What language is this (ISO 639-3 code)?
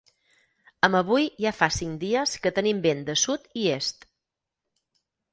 cat